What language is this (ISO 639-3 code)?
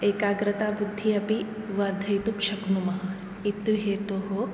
san